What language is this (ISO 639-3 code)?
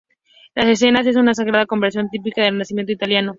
spa